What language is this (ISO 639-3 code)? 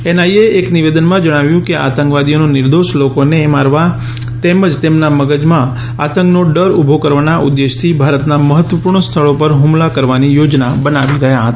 guj